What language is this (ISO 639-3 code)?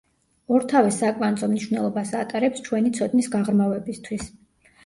kat